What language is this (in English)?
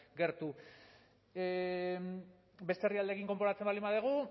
Basque